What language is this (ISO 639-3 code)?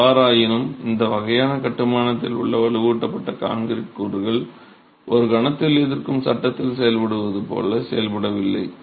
tam